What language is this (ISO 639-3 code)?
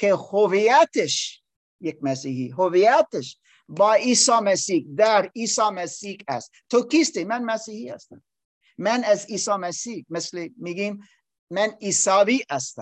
fas